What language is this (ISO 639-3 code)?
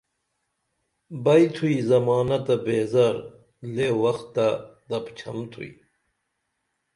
dml